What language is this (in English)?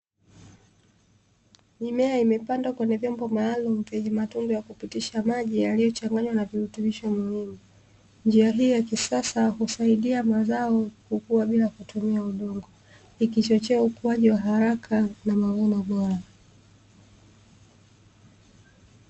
Swahili